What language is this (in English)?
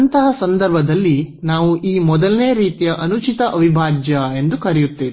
Kannada